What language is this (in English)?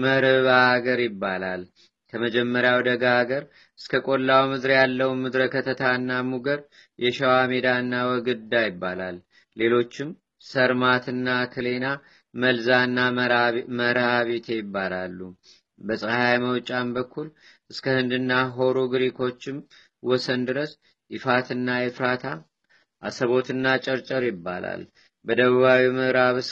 Amharic